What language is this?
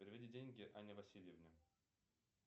Russian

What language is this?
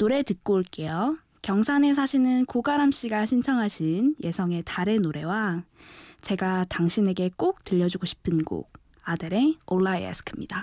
Korean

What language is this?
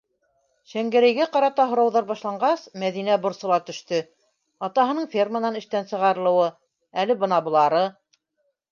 Bashkir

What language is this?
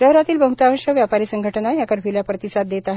Marathi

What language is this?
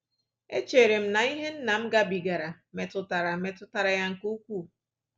Igbo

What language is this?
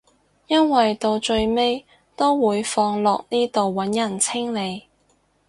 Cantonese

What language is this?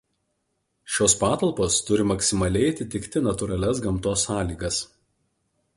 Lithuanian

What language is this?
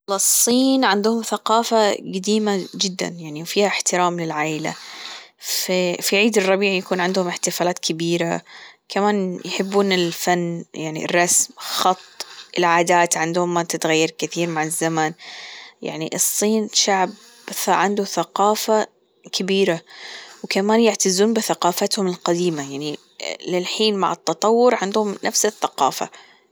Gulf Arabic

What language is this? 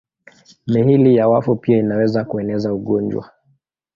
Swahili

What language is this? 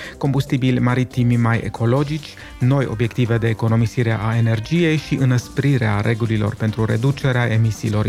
Romanian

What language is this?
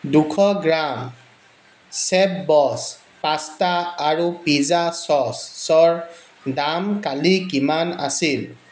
Assamese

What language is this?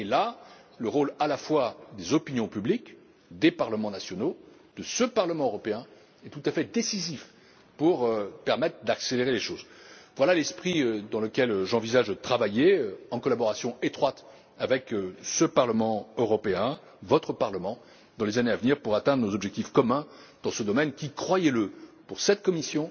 French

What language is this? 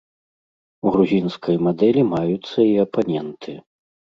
Belarusian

